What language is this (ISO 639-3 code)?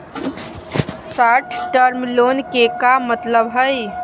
mag